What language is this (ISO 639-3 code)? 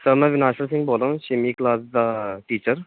pan